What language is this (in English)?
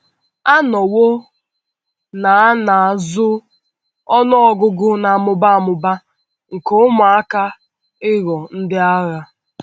Igbo